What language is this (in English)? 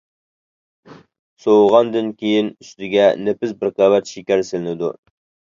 Uyghur